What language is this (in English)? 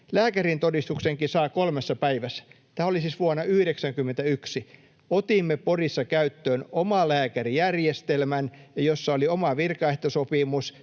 Finnish